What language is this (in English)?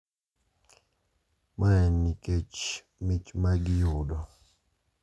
Luo (Kenya and Tanzania)